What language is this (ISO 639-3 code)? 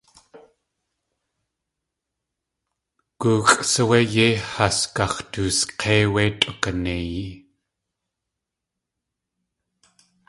tli